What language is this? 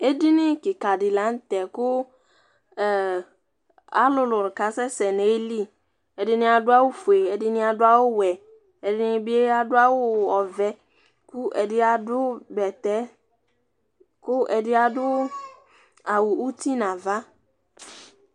Ikposo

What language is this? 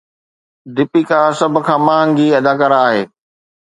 Sindhi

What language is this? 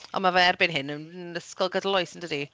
Welsh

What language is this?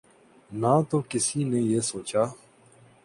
Urdu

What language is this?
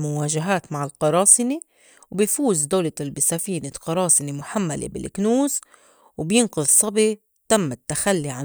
North Levantine Arabic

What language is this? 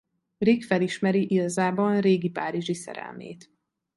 Hungarian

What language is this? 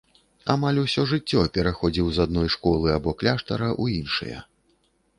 Belarusian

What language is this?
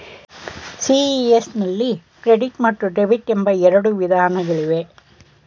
Kannada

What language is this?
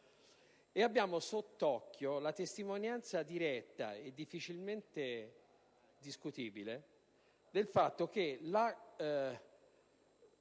Italian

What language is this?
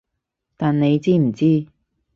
Cantonese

